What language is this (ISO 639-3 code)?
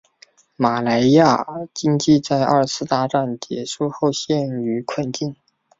zho